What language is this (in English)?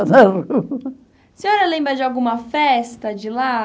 Portuguese